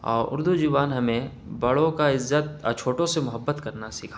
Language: Urdu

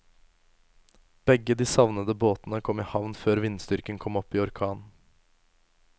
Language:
Norwegian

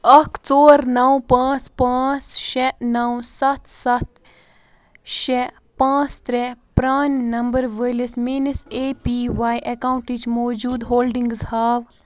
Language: Kashmiri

